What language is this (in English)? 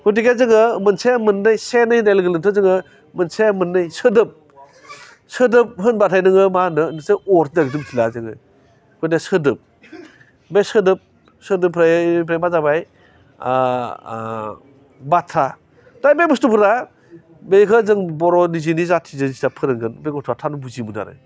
Bodo